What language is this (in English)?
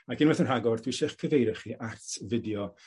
Welsh